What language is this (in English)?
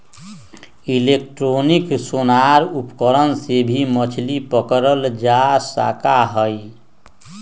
Magahi